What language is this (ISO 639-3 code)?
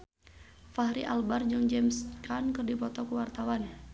sun